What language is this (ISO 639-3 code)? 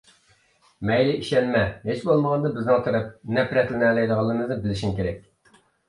uig